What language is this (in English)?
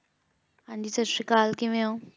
Punjabi